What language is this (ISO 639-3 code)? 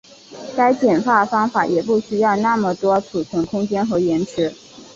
zho